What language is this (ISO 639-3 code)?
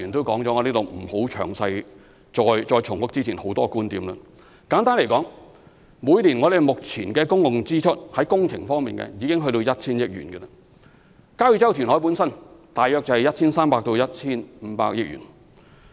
yue